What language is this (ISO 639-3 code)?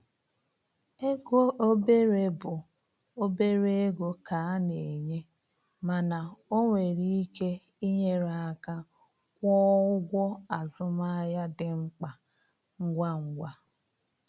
ibo